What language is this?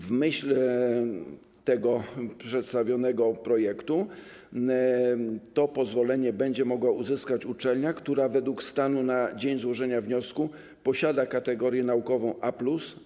Polish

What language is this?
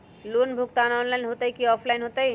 Magahi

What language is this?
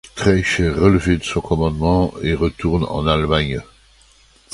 French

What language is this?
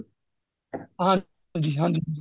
Punjabi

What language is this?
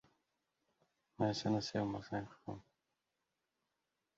Uzbek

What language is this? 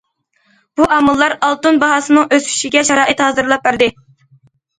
Uyghur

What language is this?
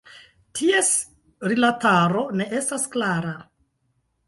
Esperanto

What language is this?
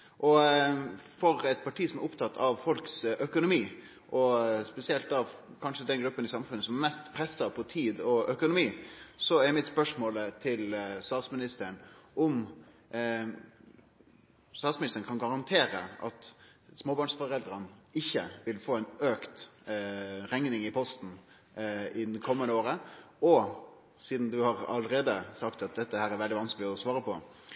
Norwegian Nynorsk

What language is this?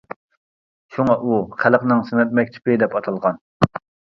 Uyghur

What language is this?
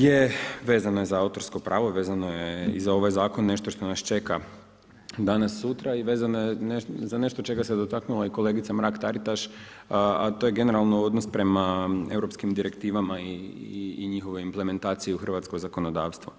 Croatian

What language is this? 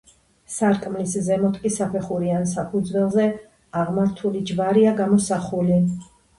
Georgian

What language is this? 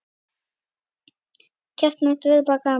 Icelandic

